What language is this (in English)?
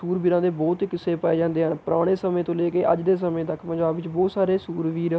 Punjabi